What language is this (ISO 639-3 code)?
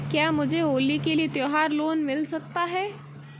hin